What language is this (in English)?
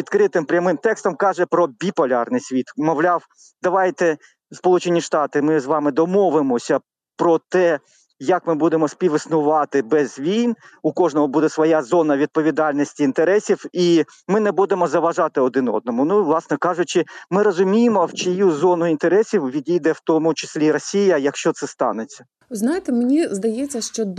Ukrainian